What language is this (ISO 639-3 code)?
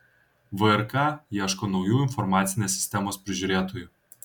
lit